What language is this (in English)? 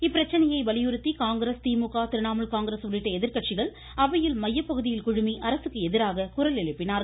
Tamil